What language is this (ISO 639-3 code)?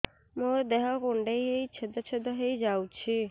ori